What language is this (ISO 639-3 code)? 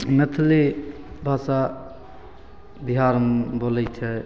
mai